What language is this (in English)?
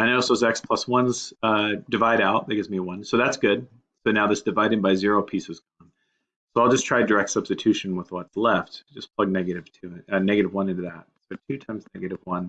English